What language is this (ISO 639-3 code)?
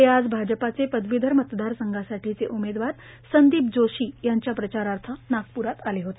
mar